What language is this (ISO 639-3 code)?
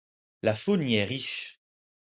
fra